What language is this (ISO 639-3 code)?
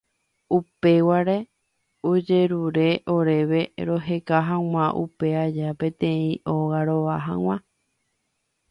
grn